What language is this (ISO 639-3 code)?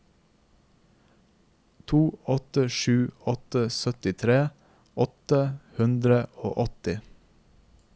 nor